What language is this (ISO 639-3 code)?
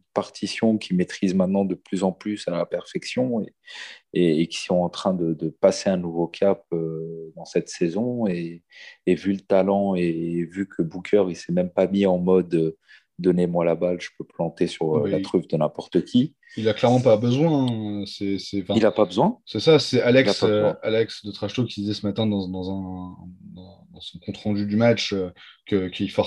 fra